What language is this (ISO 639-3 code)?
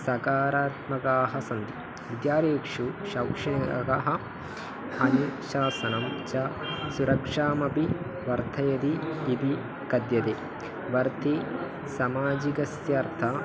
san